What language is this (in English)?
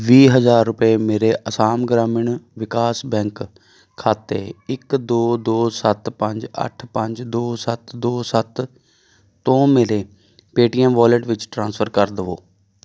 Punjabi